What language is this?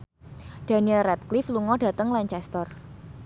Javanese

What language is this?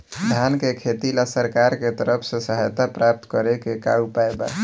Bhojpuri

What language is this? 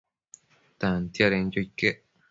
Matsés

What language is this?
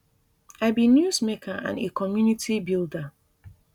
Nigerian Pidgin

